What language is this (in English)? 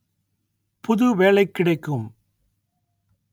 Tamil